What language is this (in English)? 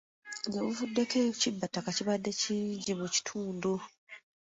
Ganda